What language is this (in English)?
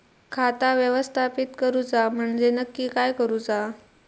Marathi